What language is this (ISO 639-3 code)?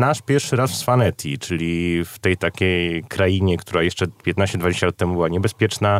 pol